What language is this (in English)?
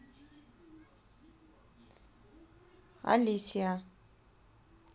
Russian